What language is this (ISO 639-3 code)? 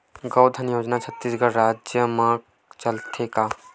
hne